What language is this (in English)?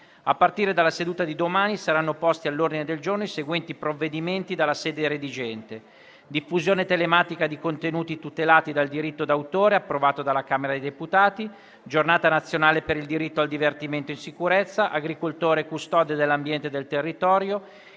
Italian